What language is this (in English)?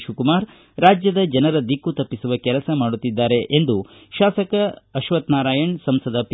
Kannada